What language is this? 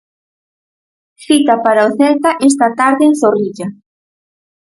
Galician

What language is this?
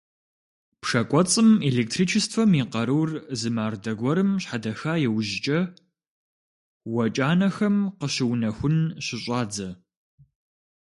Kabardian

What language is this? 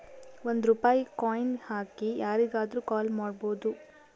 Kannada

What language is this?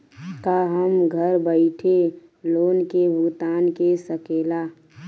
Bhojpuri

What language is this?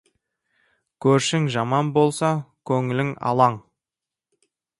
Kazakh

